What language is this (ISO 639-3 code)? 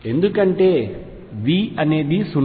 tel